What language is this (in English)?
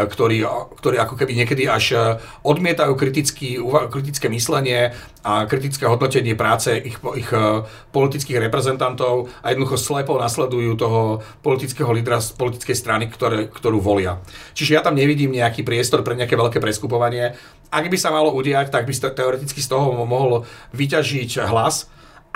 Slovak